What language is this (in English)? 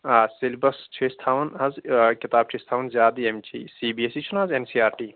Kashmiri